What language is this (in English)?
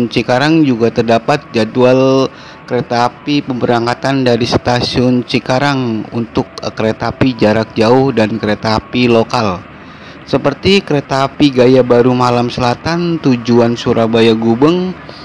Indonesian